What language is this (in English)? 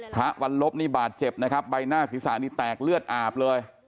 Thai